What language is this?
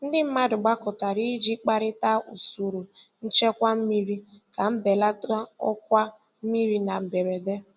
Igbo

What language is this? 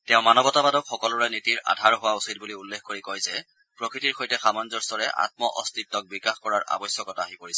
Assamese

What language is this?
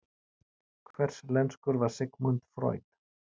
Icelandic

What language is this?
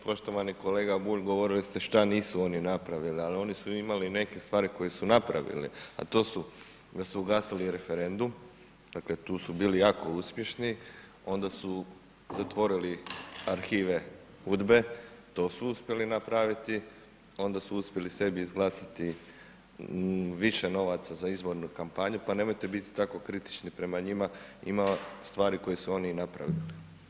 Croatian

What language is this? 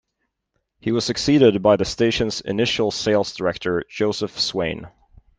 English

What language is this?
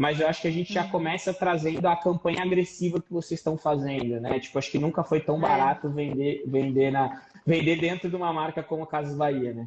Portuguese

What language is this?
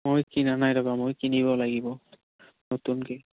Assamese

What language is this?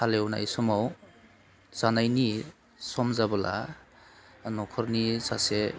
Bodo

